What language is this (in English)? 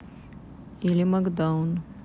Russian